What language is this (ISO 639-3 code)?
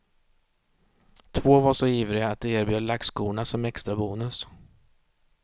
swe